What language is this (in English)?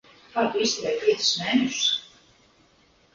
Latvian